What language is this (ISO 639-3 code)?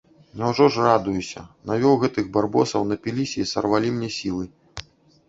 bel